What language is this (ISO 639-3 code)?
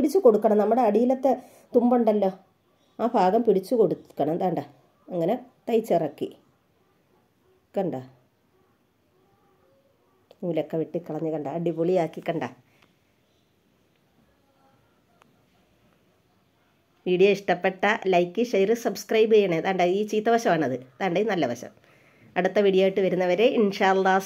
ara